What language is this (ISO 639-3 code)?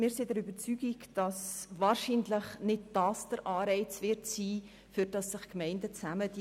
gsw